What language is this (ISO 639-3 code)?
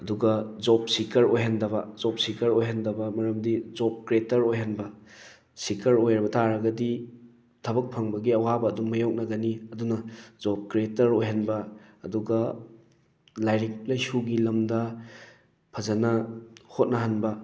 mni